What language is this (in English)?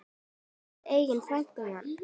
Icelandic